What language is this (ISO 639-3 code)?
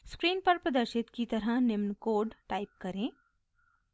hin